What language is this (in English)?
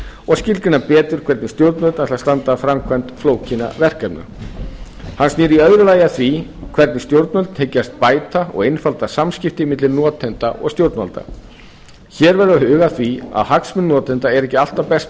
Icelandic